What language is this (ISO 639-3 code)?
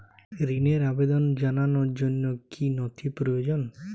ben